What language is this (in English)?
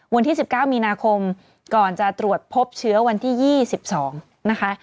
Thai